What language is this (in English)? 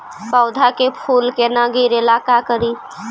Magahi